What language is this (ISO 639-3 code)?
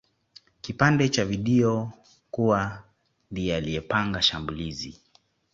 swa